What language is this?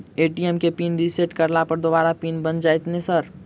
Maithili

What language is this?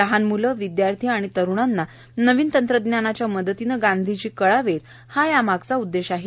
Marathi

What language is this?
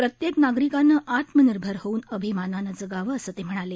Marathi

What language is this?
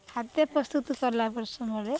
Odia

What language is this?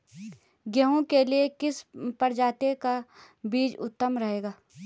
Hindi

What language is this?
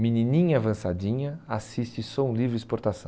Portuguese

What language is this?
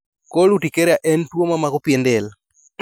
Luo (Kenya and Tanzania)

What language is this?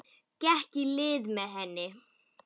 Icelandic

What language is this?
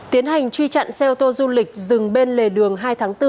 Vietnamese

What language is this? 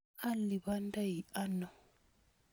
Kalenjin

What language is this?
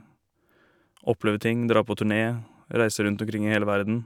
Norwegian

